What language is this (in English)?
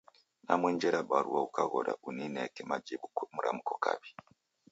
Taita